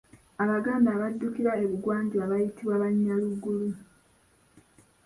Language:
Ganda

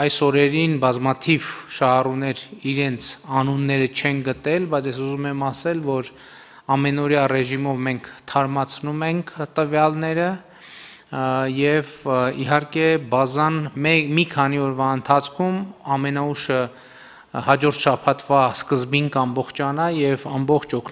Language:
Turkish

